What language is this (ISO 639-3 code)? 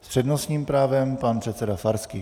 ces